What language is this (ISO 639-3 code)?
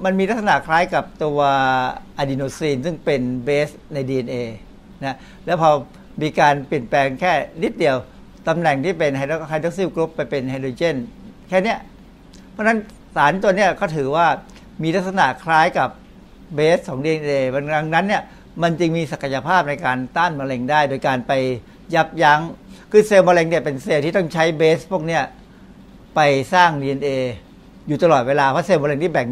tha